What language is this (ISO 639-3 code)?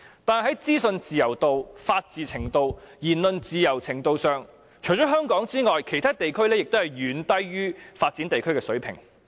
yue